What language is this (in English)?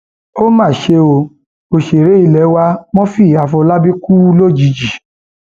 Yoruba